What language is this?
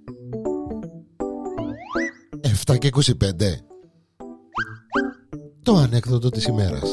Greek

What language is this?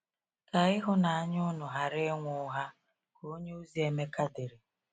Igbo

